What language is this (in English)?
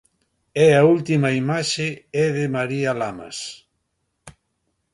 Galician